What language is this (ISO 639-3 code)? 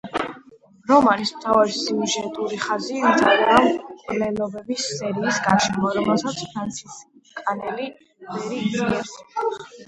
kat